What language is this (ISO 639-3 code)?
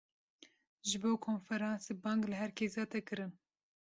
kur